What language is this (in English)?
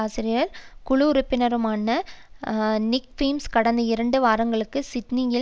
Tamil